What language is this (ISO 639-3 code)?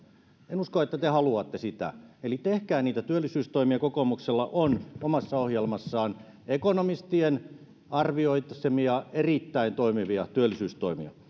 fin